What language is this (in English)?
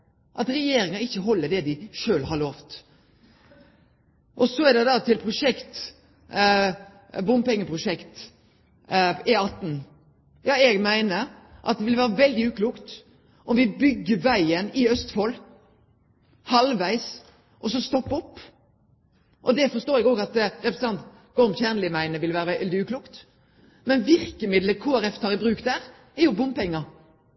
Norwegian Nynorsk